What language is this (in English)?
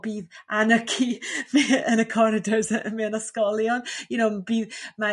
Welsh